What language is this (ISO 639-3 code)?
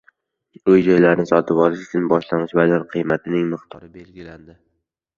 uzb